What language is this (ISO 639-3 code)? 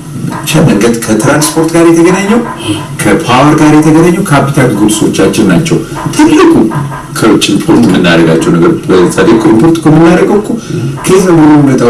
amh